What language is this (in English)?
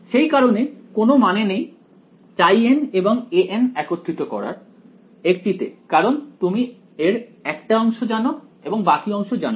Bangla